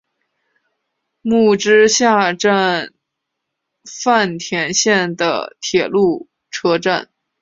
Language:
Chinese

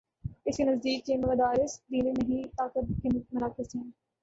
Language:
Urdu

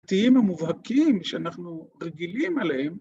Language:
Hebrew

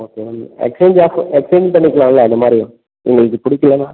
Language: Tamil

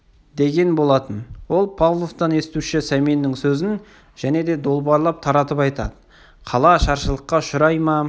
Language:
Kazakh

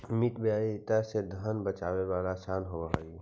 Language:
Magahi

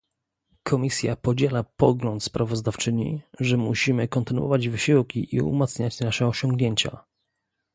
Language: Polish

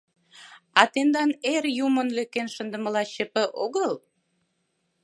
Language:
Mari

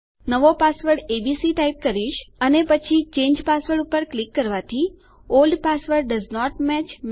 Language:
Gujarati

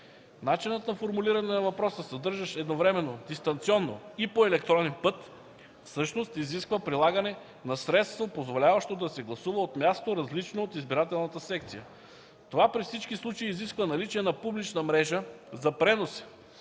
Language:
Bulgarian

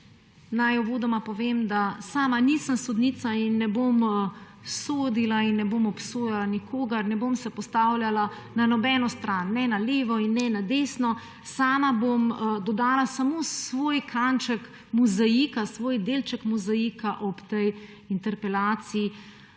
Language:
Slovenian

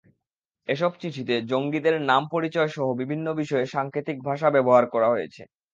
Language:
Bangla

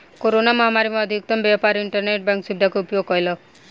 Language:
Maithili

